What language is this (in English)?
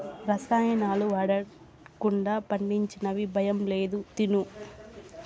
Telugu